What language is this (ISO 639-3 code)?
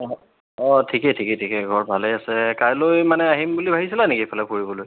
asm